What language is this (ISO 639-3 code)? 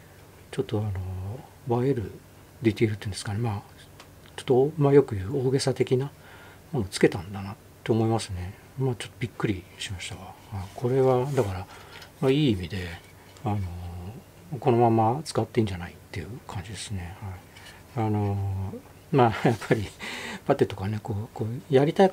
jpn